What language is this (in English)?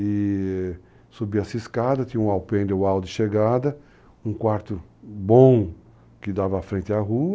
Portuguese